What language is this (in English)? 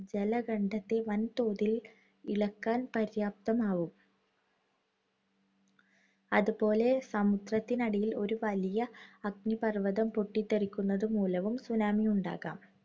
Malayalam